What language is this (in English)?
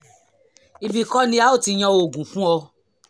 Yoruba